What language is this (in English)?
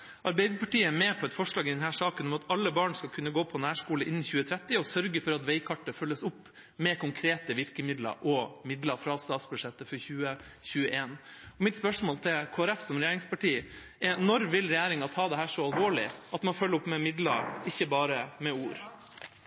Norwegian Bokmål